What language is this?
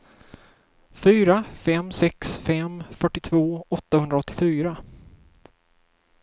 Swedish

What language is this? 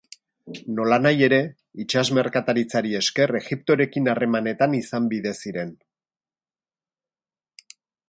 Basque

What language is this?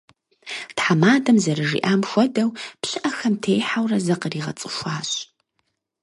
Kabardian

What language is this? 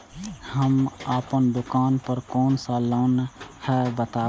Maithili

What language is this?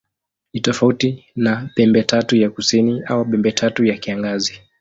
Swahili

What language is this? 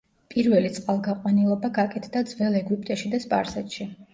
Georgian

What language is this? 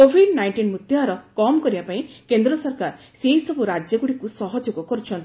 Odia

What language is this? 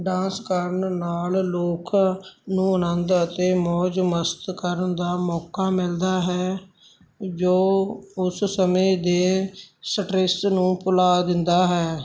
Punjabi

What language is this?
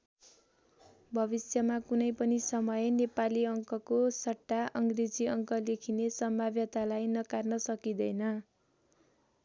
Nepali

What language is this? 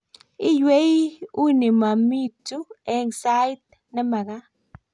Kalenjin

